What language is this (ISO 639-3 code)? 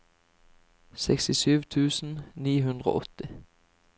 nor